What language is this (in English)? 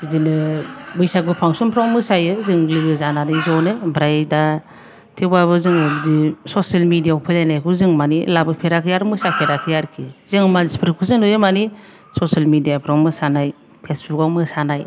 Bodo